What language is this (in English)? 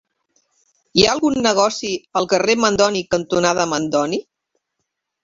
Catalan